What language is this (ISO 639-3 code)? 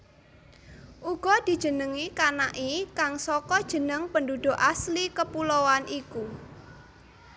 jav